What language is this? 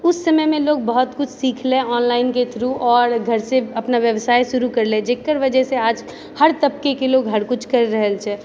Maithili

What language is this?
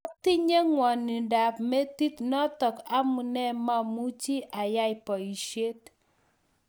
Kalenjin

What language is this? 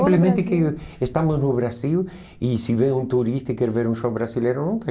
Portuguese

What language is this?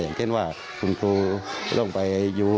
Thai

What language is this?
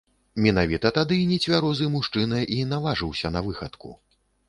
Belarusian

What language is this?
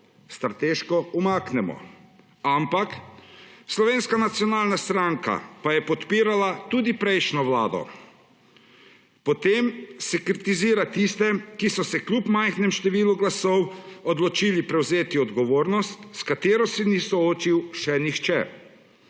Slovenian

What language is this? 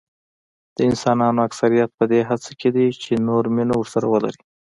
Pashto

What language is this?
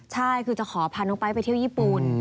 Thai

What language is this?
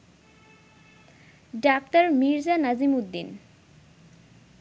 Bangla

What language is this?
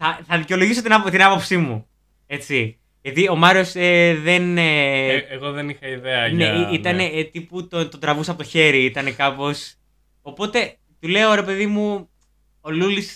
Greek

